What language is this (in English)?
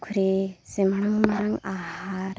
Santali